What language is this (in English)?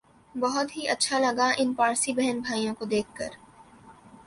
Urdu